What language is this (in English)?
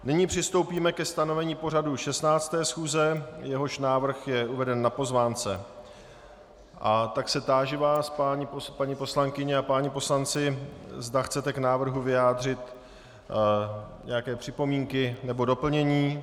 Czech